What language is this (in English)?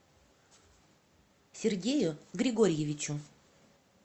Russian